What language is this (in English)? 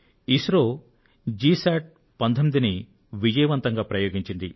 Telugu